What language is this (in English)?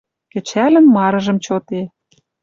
Western Mari